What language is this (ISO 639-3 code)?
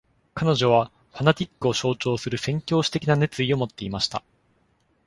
jpn